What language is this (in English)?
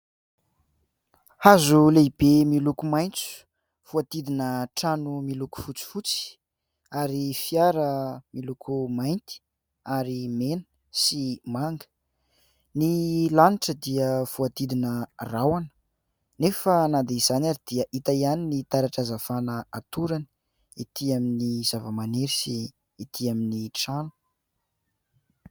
Malagasy